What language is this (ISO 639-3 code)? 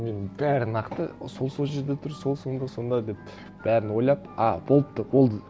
kaz